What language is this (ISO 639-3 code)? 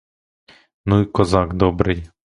ukr